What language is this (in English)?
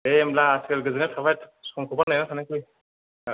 Bodo